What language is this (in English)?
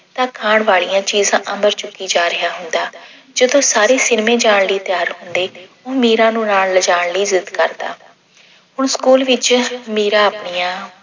Punjabi